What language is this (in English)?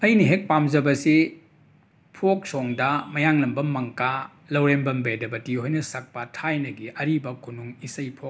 Manipuri